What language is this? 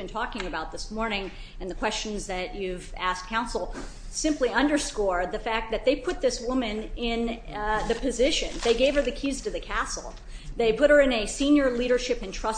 English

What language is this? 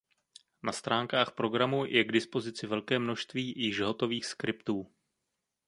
Czech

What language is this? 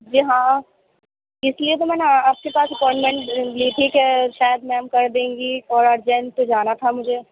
Urdu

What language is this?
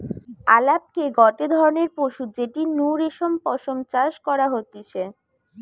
Bangla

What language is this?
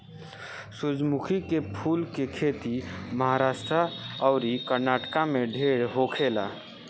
Bhojpuri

